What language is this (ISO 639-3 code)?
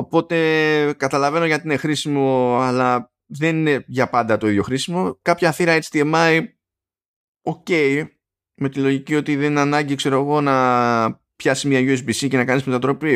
ell